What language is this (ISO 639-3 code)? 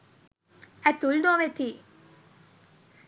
sin